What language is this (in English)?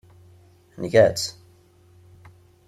Kabyle